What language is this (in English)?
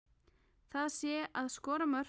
Icelandic